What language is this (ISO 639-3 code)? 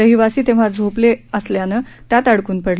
mar